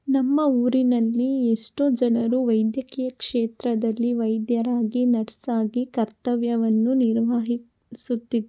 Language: Kannada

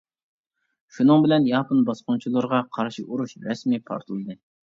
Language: Uyghur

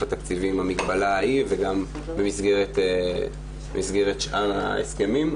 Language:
Hebrew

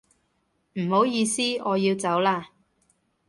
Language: Cantonese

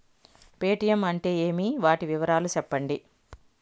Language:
Telugu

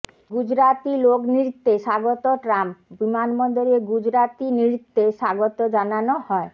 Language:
Bangla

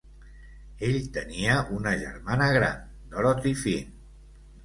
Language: Catalan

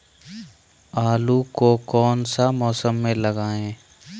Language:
Magahi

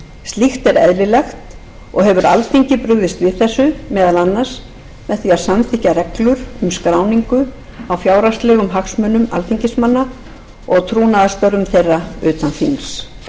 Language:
Icelandic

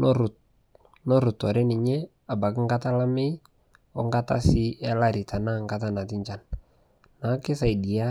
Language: Masai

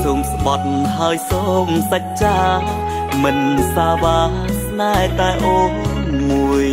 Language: Thai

